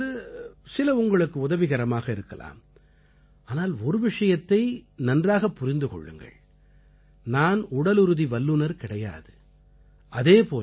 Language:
Tamil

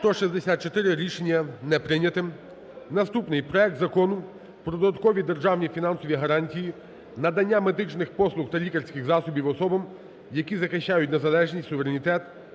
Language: Ukrainian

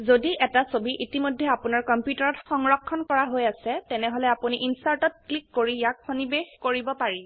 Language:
Assamese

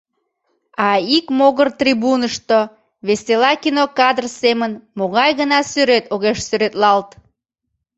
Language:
Mari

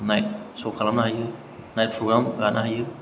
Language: Bodo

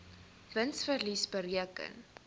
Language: Afrikaans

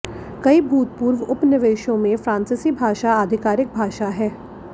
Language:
Hindi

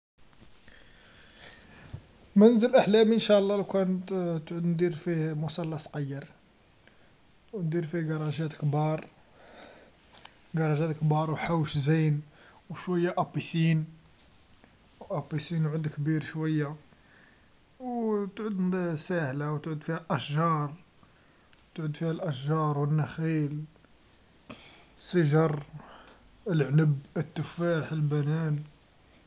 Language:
Algerian Arabic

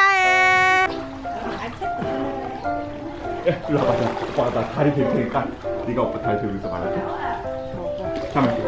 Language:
Korean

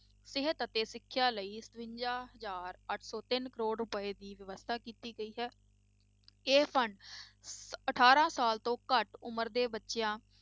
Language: Punjabi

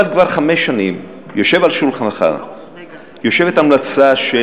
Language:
Hebrew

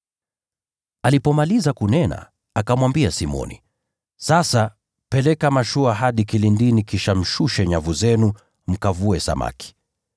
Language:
Swahili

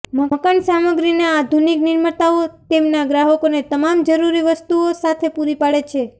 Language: Gujarati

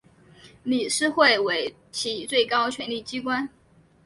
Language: Chinese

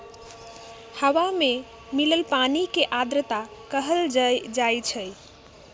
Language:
Magahi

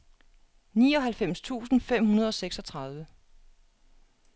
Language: Danish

